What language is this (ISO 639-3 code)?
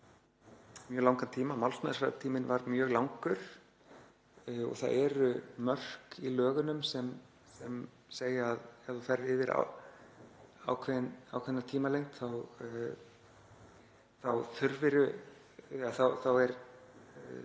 isl